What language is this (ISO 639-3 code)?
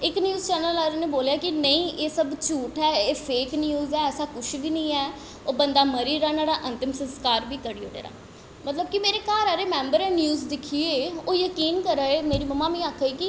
doi